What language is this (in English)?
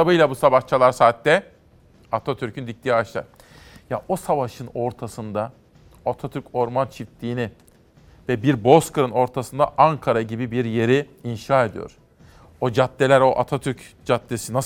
Turkish